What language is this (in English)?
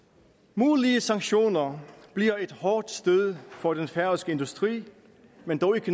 Danish